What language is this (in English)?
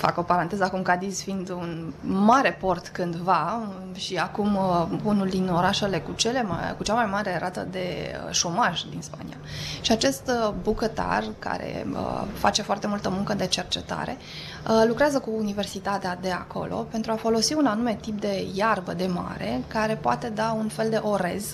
Romanian